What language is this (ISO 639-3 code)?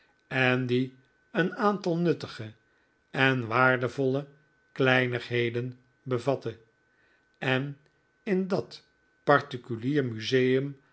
nld